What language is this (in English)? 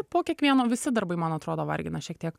Lithuanian